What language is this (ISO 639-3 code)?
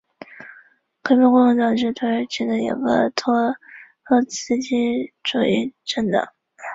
zho